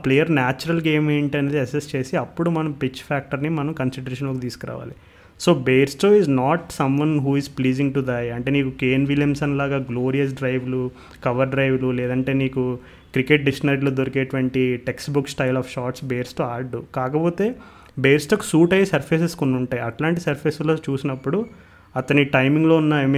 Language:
Telugu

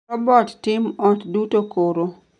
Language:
Luo (Kenya and Tanzania)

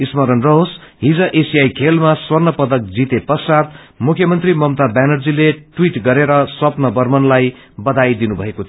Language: Nepali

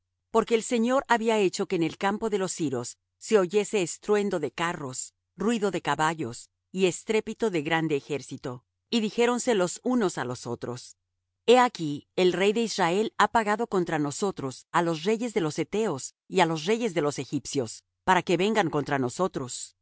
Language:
Spanish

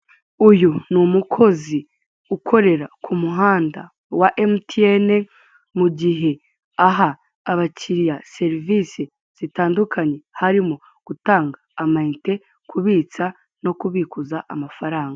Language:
Kinyarwanda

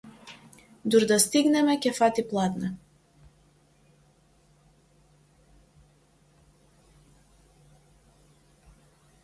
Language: Macedonian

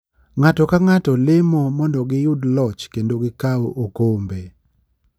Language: Luo (Kenya and Tanzania)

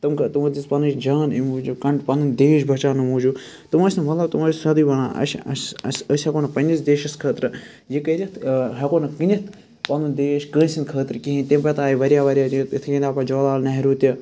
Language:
Kashmiri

